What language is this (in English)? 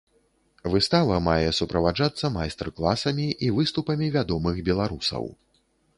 Belarusian